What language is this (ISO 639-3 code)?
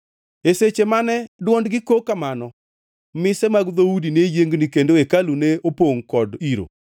luo